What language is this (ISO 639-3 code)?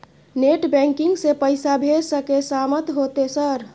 mai